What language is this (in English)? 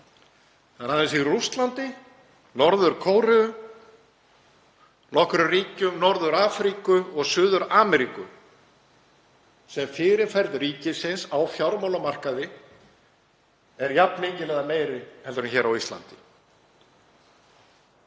Icelandic